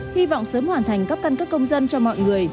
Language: Vietnamese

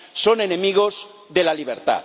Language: Spanish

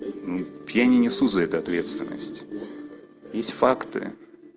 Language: Russian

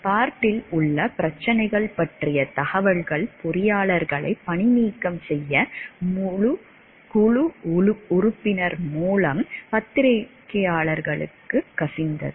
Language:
Tamil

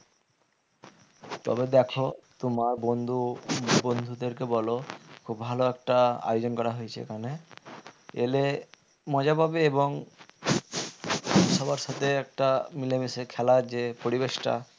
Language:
Bangla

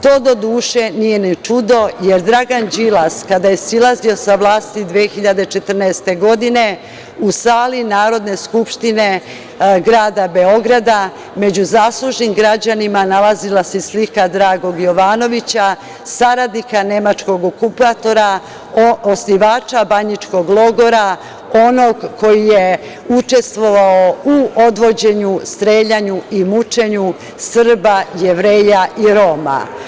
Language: Serbian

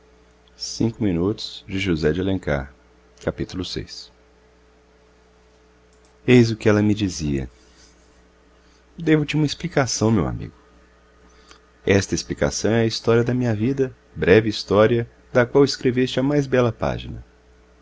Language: Portuguese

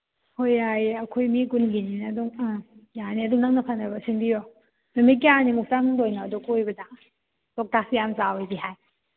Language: Manipuri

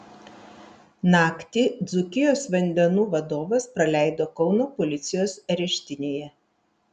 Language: Lithuanian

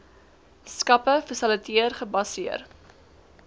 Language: Afrikaans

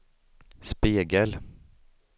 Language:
Swedish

